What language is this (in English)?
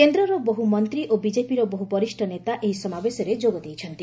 Odia